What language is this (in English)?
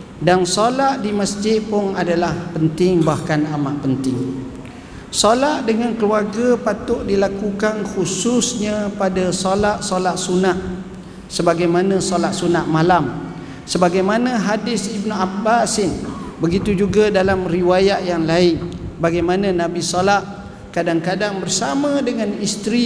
Malay